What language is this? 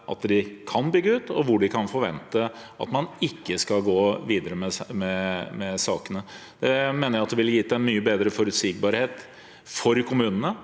Norwegian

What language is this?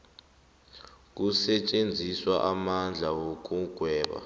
South Ndebele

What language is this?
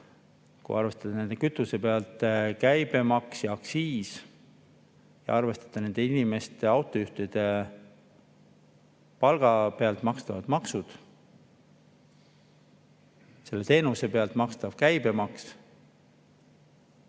Estonian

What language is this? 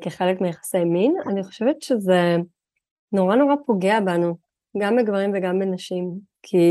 Hebrew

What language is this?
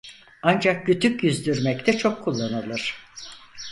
Turkish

